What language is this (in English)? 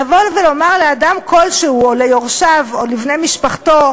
Hebrew